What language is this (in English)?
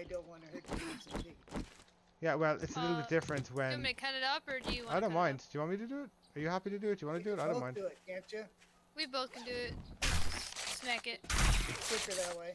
English